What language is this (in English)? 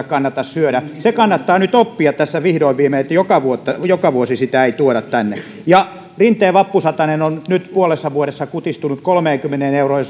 Finnish